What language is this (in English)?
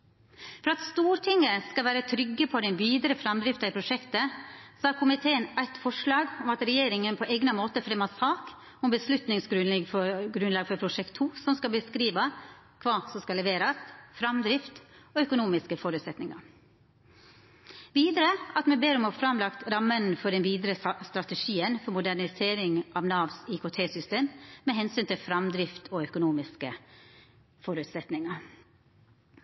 Norwegian Nynorsk